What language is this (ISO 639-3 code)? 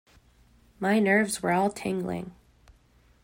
eng